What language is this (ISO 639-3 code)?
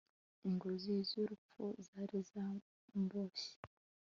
kin